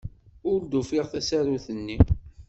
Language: Kabyle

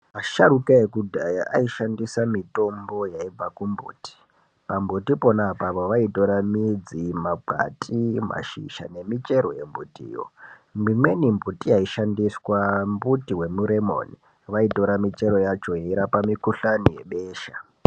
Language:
Ndau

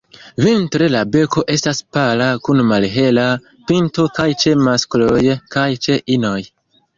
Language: Esperanto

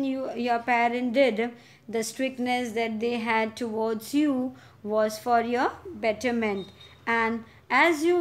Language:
English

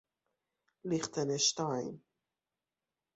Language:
Persian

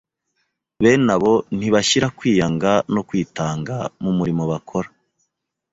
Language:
Kinyarwanda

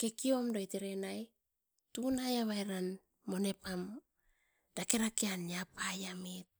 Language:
Askopan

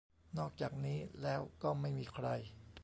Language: Thai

